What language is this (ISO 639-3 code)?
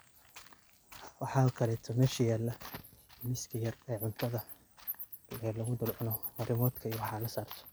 som